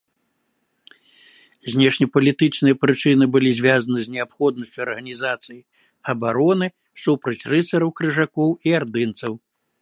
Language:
Belarusian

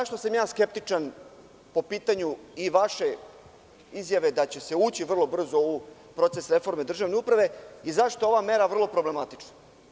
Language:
Serbian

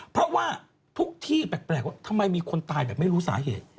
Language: Thai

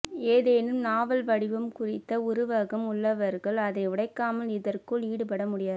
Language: Tamil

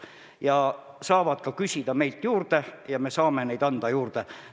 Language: Estonian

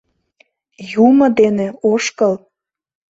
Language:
Mari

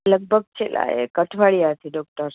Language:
Gujarati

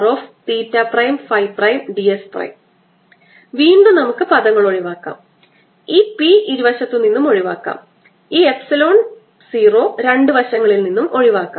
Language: Malayalam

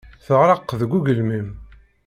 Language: Kabyle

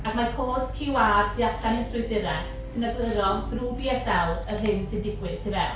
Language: Welsh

